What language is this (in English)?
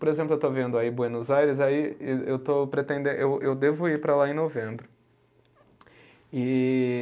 Portuguese